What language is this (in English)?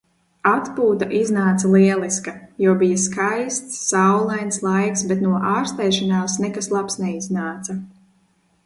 Latvian